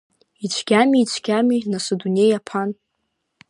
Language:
Abkhazian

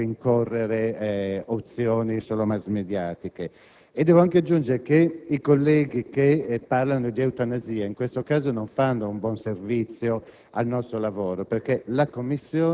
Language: Italian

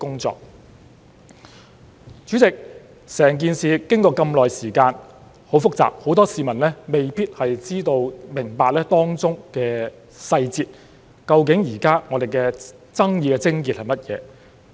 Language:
Cantonese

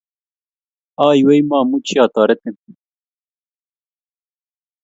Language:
Kalenjin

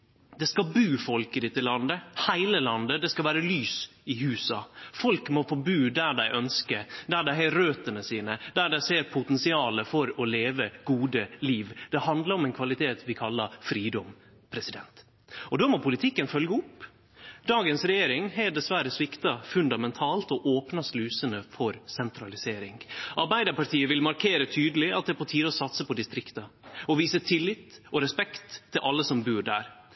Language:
Norwegian Nynorsk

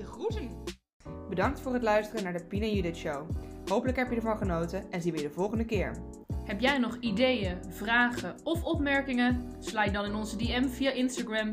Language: Dutch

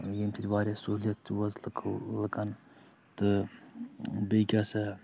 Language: Kashmiri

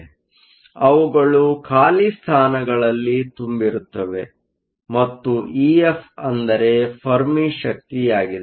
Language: Kannada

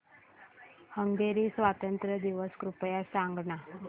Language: Marathi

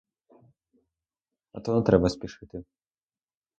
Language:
Ukrainian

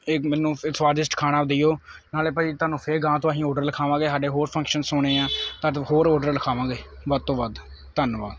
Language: Punjabi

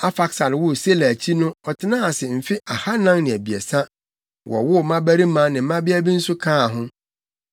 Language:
Akan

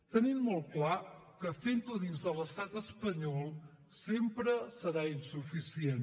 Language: Catalan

